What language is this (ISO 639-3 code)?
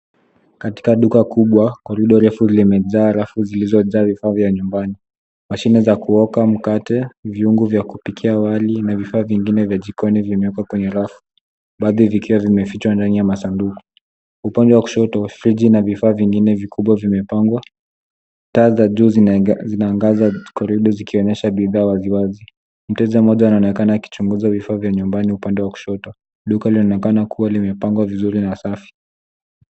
swa